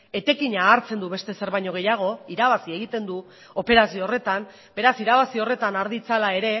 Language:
Basque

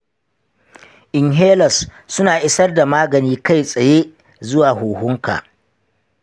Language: Hausa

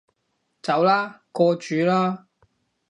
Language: Cantonese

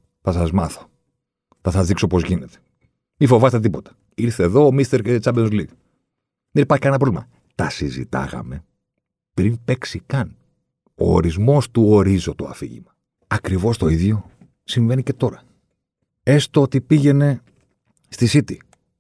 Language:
Greek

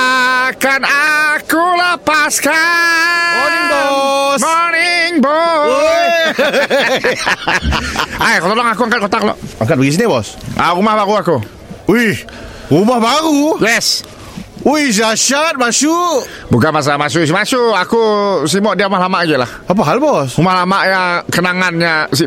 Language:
Malay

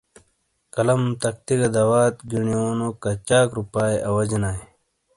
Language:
Shina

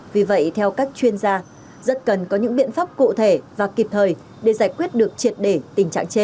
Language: Vietnamese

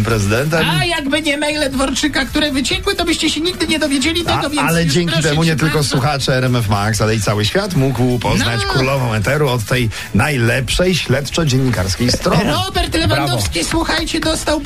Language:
Polish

